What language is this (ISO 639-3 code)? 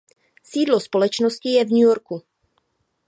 ces